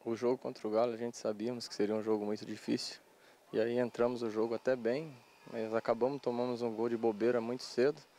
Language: Portuguese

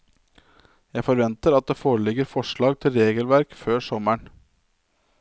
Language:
Norwegian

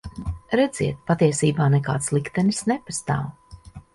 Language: Latvian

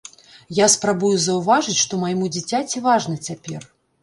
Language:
Belarusian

